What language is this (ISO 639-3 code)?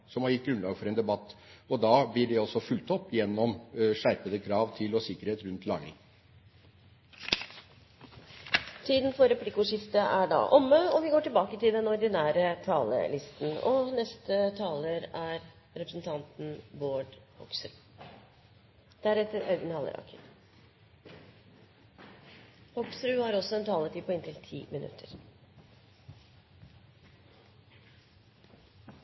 nor